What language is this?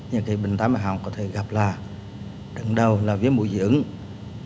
Vietnamese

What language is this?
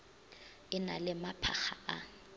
Northern Sotho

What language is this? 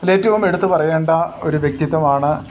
Malayalam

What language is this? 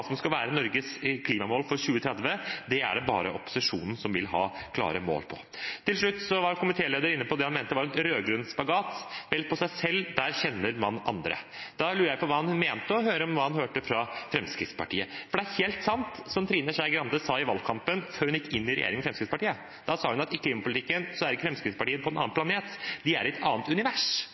Norwegian Bokmål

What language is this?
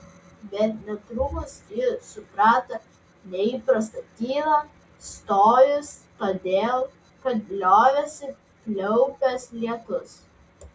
Lithuanian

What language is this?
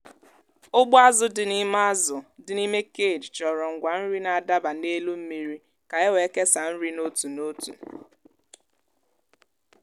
Igbo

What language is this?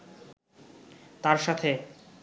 Bangla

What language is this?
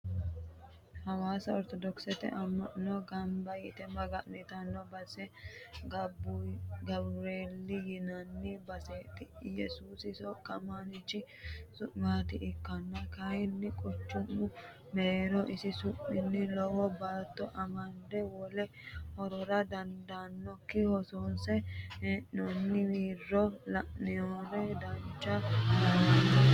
Sidamo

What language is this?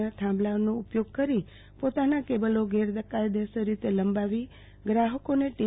Gujarati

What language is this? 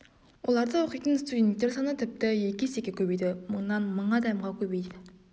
Kazakh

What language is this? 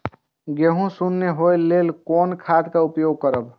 Maithili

